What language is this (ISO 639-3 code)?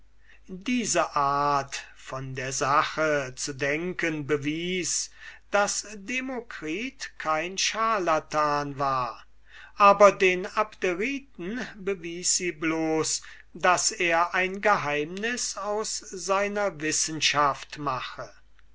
deu